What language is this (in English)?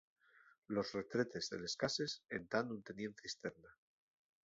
Asturian